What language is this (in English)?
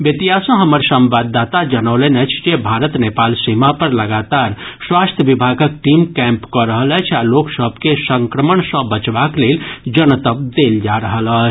Maithili